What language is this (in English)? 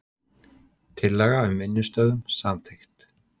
Icelandic